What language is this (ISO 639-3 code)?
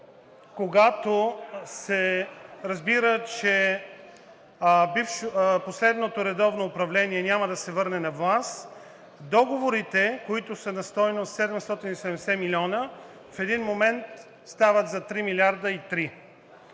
bul